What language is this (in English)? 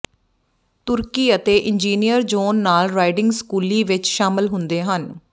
Punjabi